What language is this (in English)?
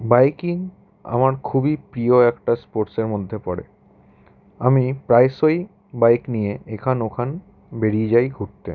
Bangla